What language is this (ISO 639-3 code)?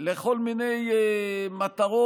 heb